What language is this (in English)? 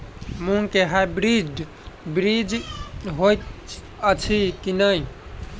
Maithili